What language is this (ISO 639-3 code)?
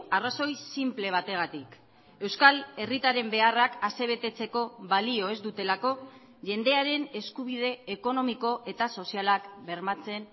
eus